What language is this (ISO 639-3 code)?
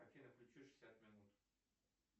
rus